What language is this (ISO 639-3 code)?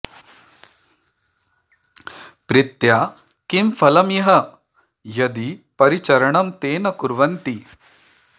san